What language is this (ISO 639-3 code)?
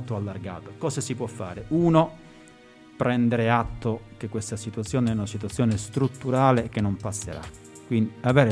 ita